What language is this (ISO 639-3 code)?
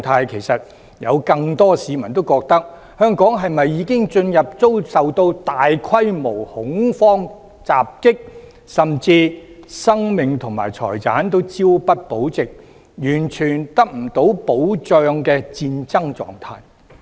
yue